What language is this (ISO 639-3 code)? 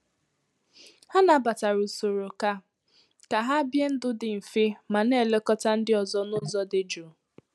ibo